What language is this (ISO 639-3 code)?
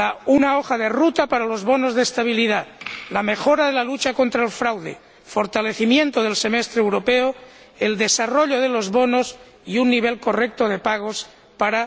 spa